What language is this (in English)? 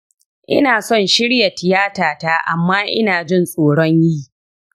Hausa